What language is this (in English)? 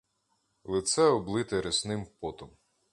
Ukrainian